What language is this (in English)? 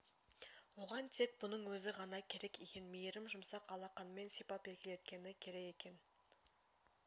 Kazakh